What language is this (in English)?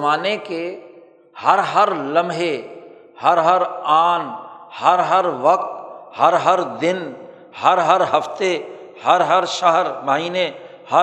Urdu